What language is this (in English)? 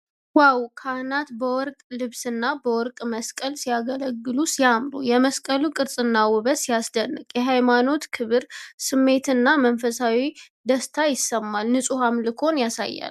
Amharic